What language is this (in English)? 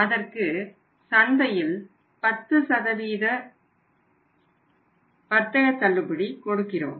Tamil